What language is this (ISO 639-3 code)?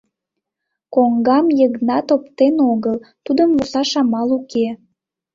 chm